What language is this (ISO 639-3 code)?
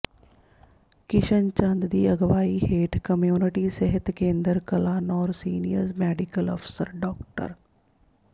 pan